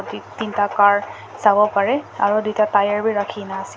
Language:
Naga Pidgin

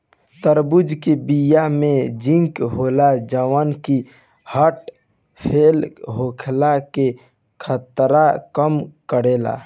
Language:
Bhojpuri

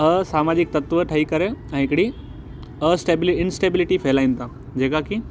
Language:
Sindhi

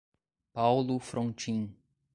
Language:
Portuguese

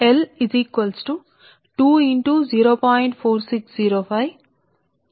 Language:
Telugu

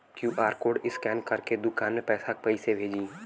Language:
Bhojpuri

